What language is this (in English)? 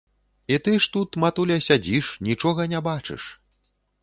Belarusian